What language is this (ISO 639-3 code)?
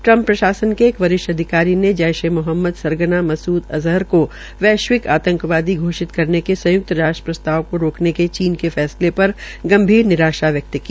hin